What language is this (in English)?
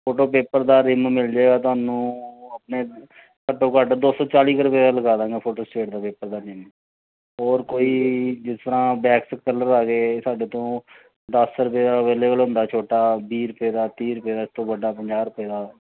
Punjabi